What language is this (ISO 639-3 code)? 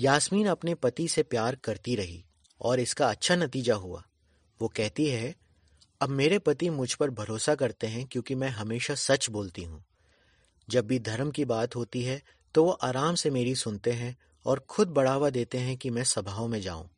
hin